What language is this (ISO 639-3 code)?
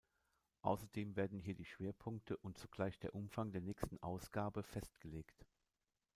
deu